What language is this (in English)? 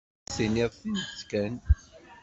Kabyle